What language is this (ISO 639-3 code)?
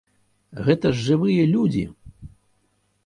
bel